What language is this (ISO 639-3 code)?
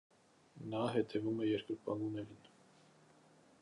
hye